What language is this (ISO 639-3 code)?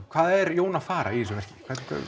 isl